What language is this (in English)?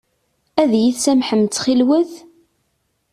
Kabyle